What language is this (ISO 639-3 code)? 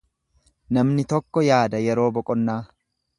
orm